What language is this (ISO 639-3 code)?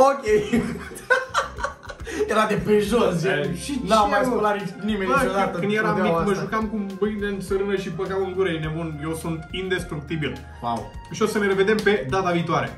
ron